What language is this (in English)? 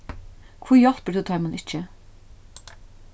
Faroese